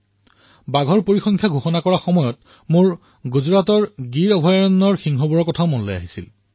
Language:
Assamese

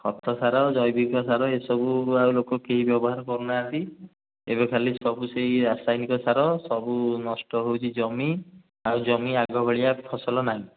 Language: Odia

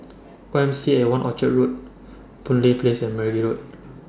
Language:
English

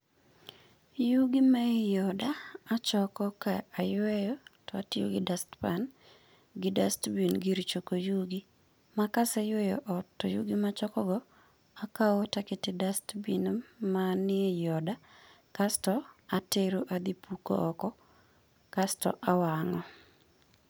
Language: Luo (Kenya and Tanzania)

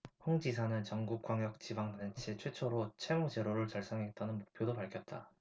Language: Korean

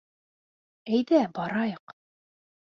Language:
Bashkir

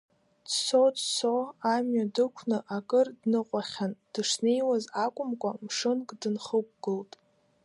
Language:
Abkhazian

